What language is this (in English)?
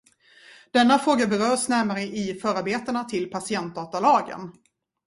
Swedish